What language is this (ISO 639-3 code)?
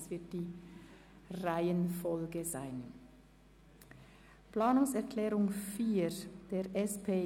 gsw